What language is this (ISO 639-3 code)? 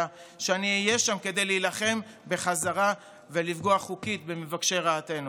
heb